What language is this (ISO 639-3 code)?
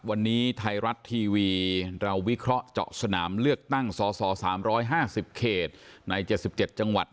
tha